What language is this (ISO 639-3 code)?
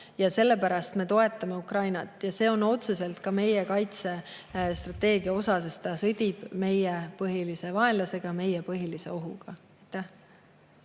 est